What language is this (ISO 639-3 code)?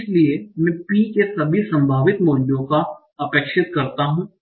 hin